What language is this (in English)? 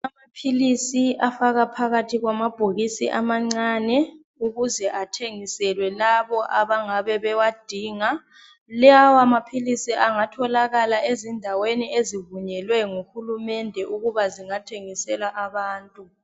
North Ndebele